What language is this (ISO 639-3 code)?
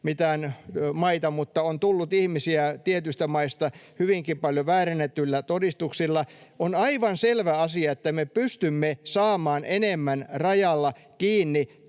fin